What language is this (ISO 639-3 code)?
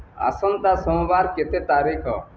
ori